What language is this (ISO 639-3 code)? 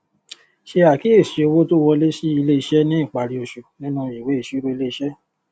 yor